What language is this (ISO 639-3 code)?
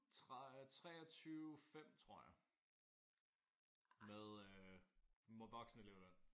dan